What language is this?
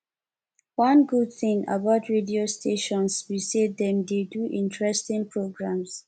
Nigerian Pidgin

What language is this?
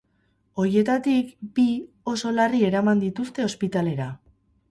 Basque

